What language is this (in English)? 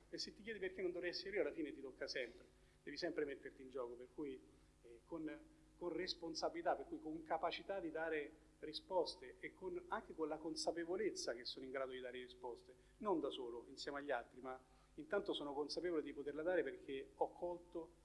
Italian